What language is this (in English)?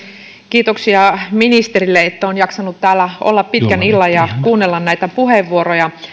Finnish